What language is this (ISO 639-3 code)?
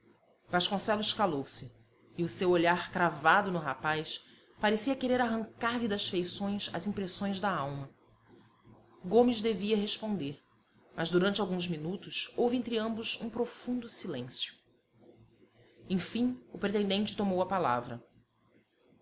por